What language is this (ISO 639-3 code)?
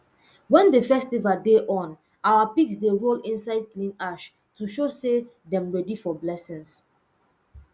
pcm